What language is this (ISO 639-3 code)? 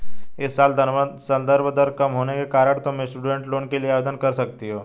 hin